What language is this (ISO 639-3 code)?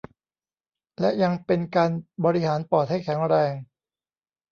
tha